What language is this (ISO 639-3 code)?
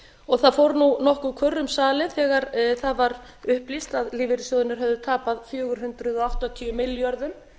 isl